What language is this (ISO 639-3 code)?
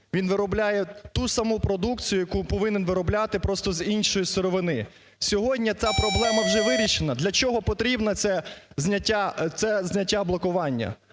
ukr